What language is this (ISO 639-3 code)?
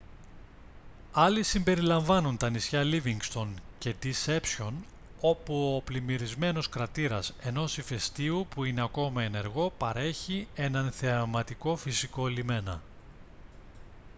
ell